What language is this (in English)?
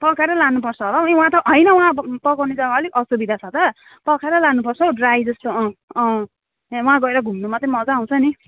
Nepali